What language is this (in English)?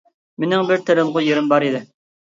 Uyghur